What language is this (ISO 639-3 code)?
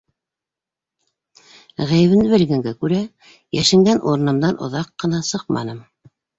bak